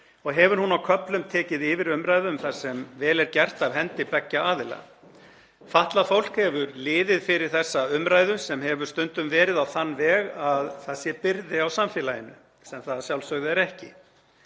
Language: Icelandic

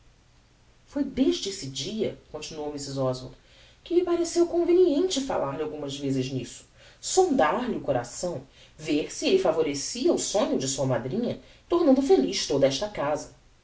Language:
Portuguese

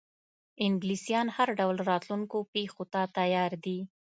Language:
Pashto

